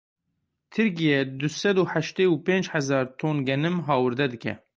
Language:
Kurdish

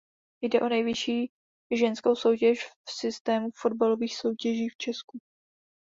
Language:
Czech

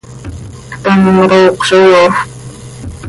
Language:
Seri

